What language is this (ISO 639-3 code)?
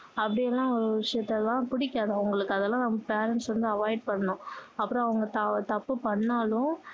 tam